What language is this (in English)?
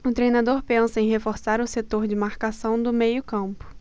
Portuguese